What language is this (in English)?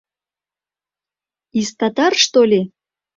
Mari